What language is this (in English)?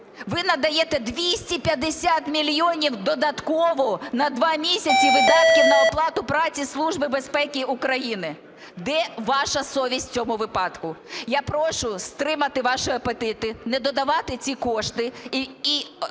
Ukrainian